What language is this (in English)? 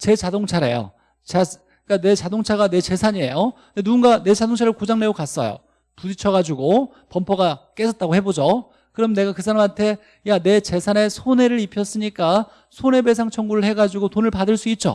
Korean